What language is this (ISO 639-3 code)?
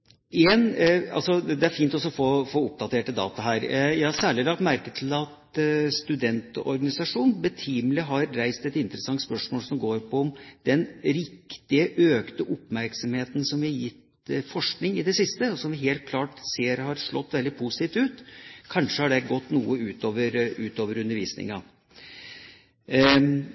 nob